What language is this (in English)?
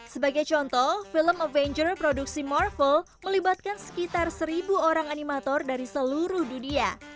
Indonesian